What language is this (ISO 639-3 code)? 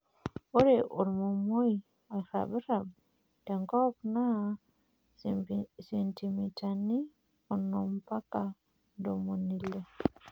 mas